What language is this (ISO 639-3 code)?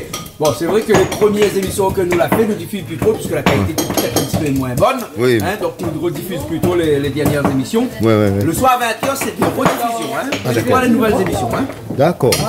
fra